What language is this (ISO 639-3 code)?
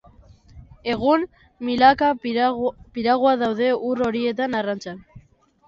eus